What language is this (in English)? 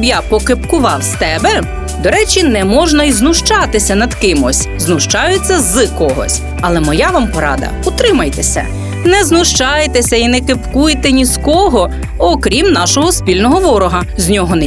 Ukrainian